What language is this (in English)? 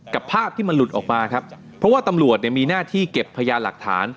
Thai